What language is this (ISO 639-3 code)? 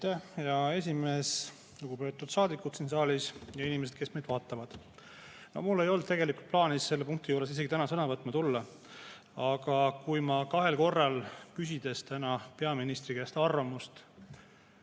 est